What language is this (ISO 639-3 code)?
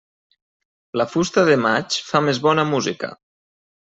cat